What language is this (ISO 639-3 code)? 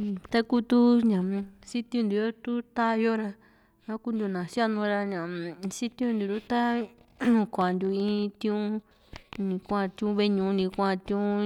vmc